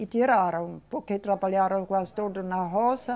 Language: Portuguese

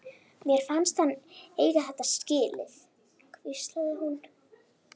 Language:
Icelandic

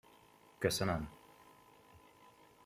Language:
Hungarian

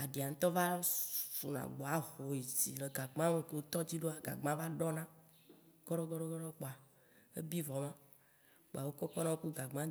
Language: Waci Gbe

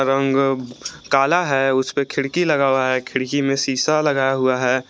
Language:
Hindi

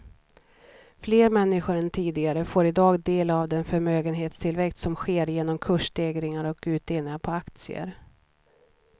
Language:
Swedish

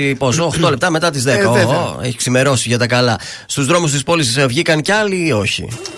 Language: Greek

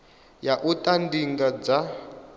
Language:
Venda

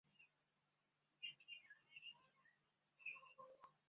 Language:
Chinese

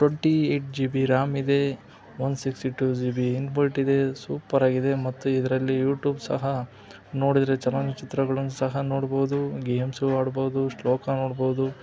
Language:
Kannada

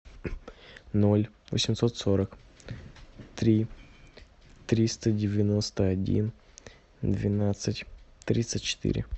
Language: Russian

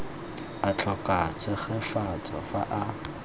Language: Tswana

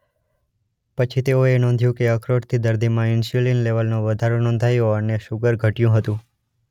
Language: Gujarati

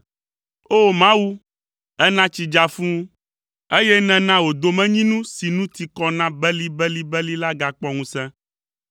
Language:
Ewe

